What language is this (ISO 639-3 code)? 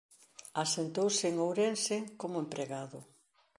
glg